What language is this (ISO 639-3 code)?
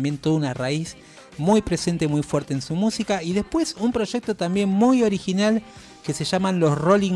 spa